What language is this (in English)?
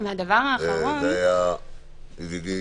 Hebrew